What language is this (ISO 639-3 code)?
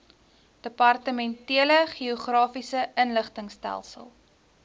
afr